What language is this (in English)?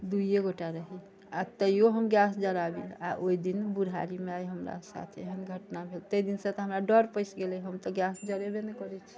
Maithili